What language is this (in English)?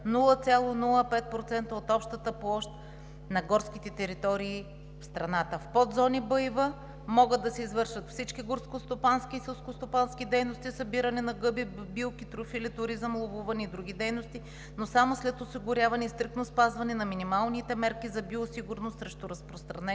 Bulgarian